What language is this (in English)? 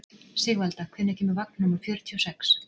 Icelandic